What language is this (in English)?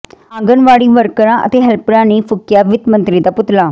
Punjabi